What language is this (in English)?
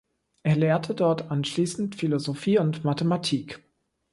German